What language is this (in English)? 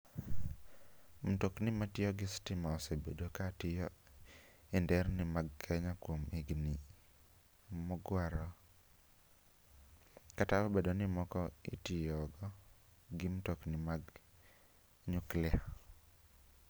Luo (Kenya and Tanzania)